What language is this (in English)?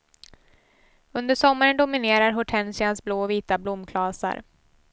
Swedish